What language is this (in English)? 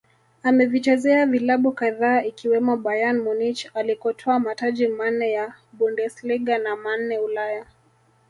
Swahili